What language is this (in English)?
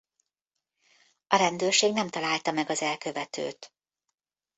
Hungarian